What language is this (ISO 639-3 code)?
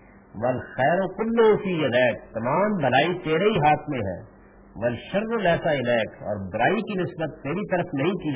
urd